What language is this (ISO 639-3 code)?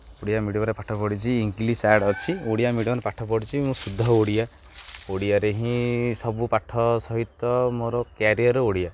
ori